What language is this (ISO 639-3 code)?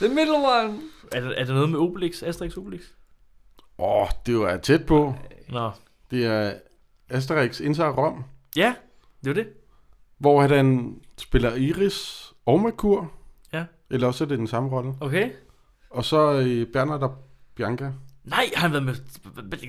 dan